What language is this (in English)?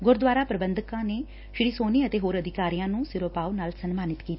Punjabi